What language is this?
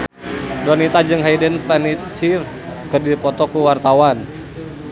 Sundanese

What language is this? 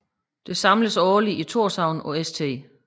Danish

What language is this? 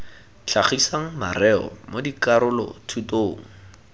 Tswana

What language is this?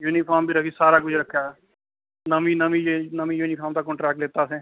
Dogri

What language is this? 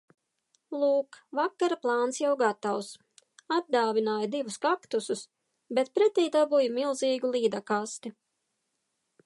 Latvian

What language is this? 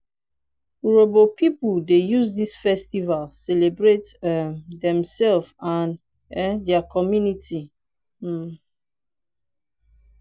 Nigerian Pidgin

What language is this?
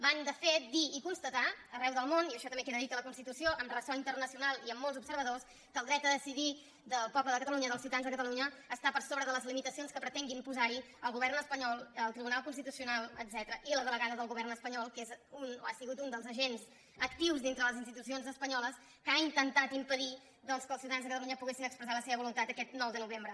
Catalan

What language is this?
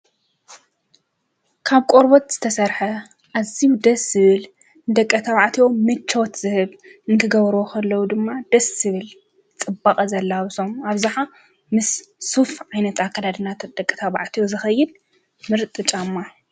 Tigrinya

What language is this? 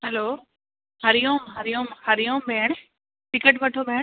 Sindhi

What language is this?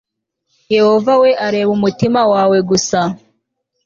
Kinyarwanda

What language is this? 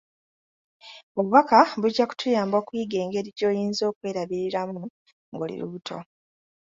Ganda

